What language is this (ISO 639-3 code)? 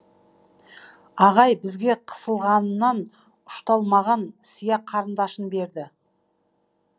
kaz